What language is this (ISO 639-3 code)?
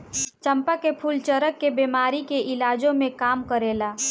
bho